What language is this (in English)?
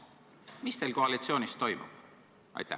Estonian